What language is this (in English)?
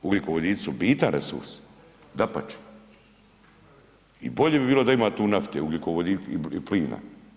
Croatian